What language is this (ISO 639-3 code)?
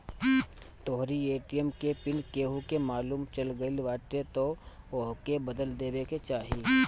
bho